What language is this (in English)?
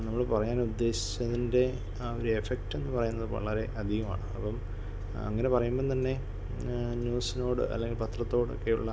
Malayalam